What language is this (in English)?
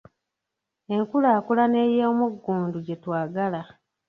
Ganda